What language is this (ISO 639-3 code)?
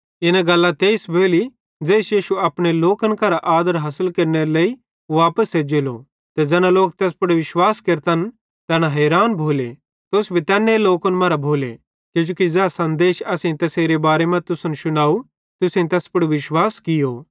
bhd